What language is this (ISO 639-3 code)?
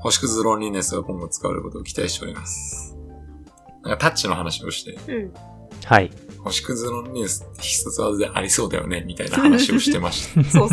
jpn